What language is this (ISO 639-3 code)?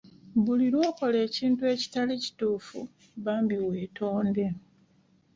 lug